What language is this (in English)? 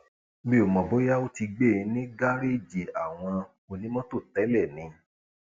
Yoruba